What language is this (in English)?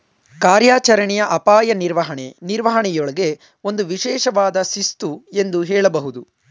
Kannada